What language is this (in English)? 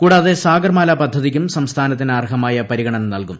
Malayalam